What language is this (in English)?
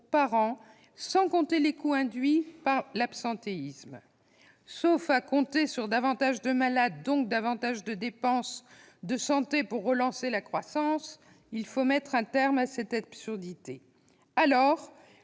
French